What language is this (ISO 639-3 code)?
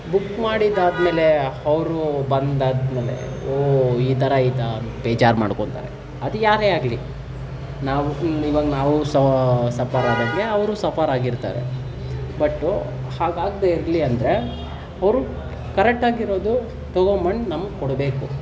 kan